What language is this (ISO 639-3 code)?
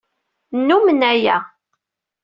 kab